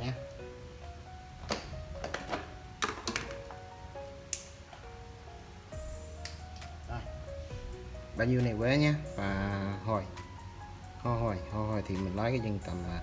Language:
Vietnamese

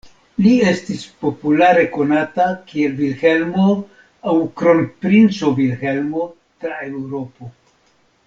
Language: Esperanto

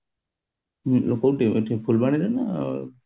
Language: Odia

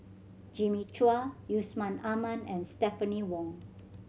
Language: English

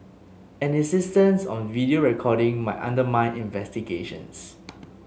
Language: English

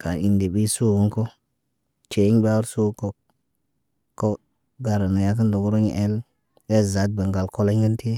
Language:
Naba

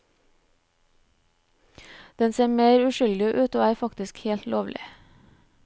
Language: Norwegian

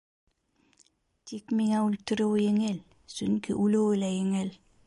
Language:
Bashkir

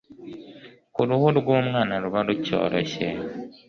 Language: Kinyarwanda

